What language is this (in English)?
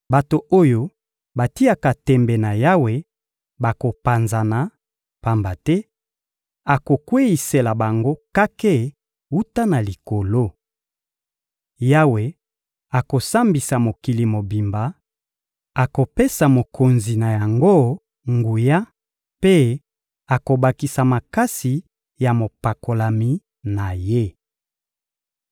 Lingala